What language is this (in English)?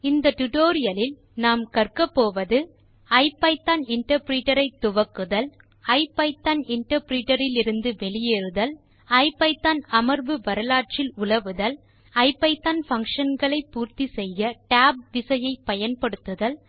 Tamil